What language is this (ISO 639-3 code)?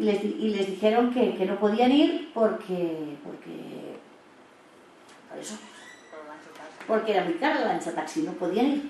spa